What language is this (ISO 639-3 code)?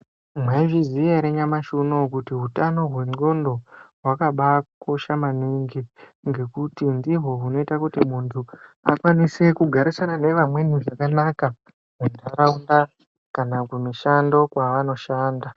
ndc